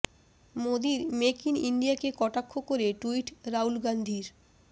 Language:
Bangla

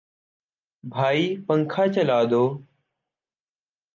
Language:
Urdu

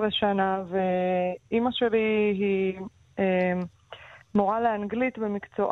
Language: Hebrew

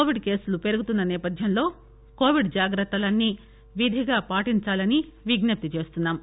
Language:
Telugu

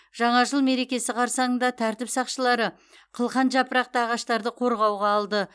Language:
Kazakh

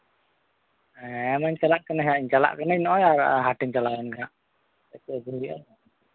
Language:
Santali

